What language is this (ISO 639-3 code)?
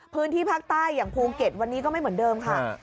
tha